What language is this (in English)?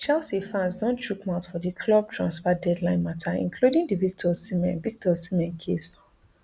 Nigerian Pidgin